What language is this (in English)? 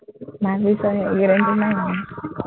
Assamese